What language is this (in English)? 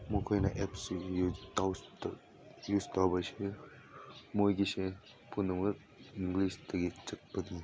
Manipuri